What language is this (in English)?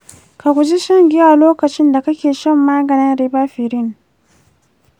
Hausa